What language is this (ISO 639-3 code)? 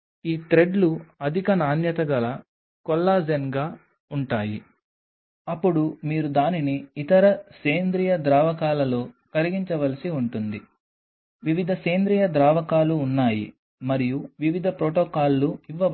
tel